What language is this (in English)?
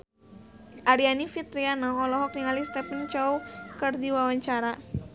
Sundanese